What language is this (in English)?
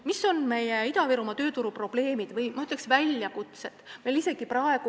Estonian